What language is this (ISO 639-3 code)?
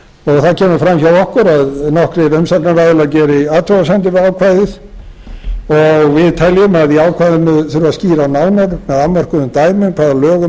isl